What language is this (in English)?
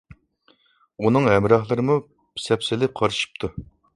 Uyghur